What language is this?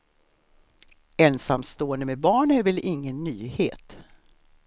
Swedish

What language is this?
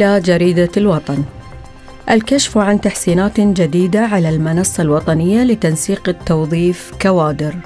Arabic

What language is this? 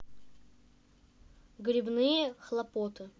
Russian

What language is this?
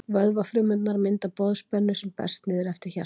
Icelandic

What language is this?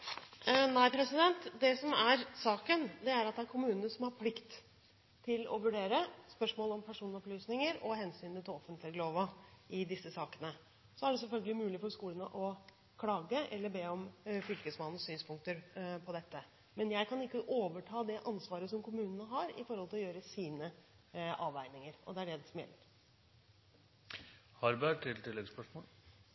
Norwegian Bokmål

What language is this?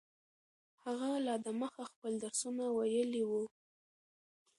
Pashto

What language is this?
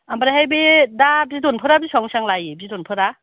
Bodo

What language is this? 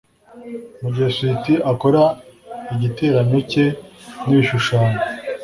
Kinyarwanda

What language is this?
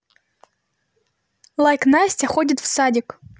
Russian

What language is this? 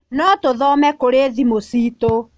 Kikuyu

